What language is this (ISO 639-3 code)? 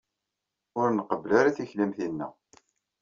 kab